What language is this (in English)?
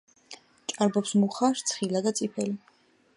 Georgian